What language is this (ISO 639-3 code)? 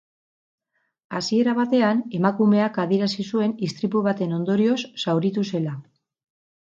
eus